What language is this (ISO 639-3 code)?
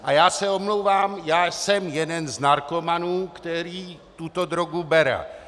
ces